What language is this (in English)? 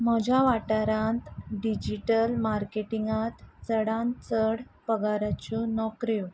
Konkani